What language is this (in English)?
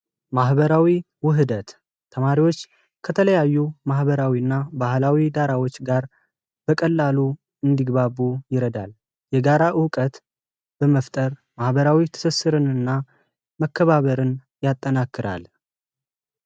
Amharic